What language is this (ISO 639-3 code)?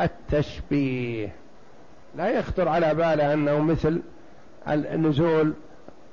ara